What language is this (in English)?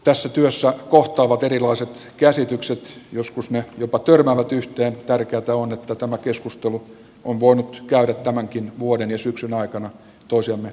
Finnish